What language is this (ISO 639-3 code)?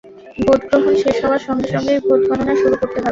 ben